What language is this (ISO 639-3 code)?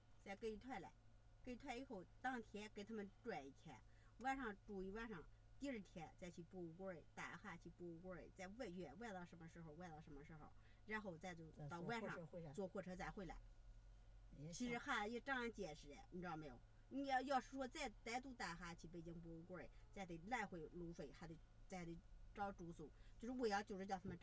zho